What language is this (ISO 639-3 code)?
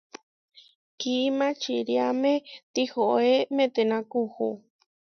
var